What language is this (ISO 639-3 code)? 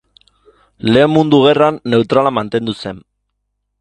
eus